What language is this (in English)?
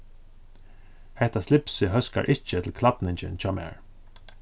Faroese